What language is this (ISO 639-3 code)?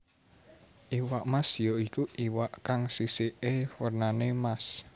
jav